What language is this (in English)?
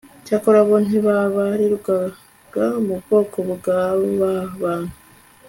Kinyarwanda